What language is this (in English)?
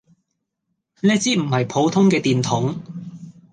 Cantonese